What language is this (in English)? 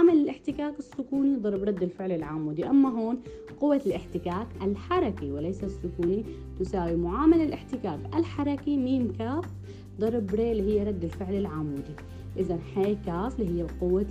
Arabic